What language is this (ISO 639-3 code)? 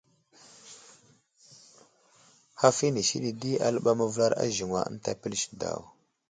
udl